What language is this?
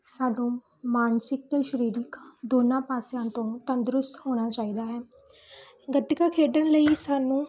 Punjabi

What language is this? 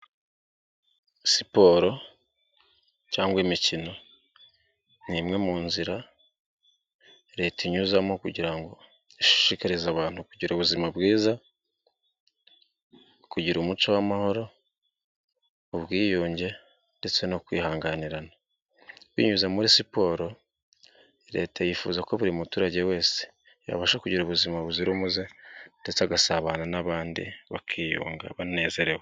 Kinyarwanda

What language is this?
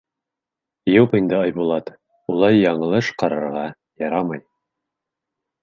Bashkir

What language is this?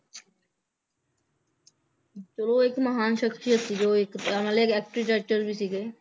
Punjabi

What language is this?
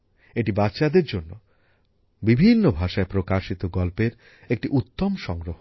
Bangla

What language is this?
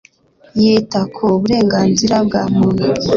Kinyarwanda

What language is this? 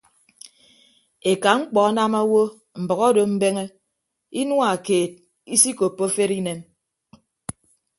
Ibibio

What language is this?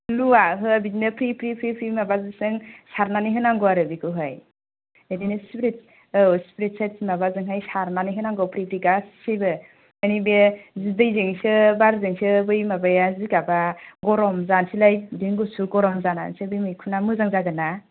Bodo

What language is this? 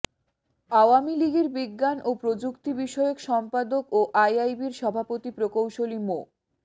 Bangla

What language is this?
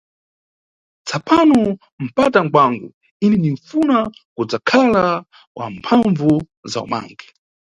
Nyungwe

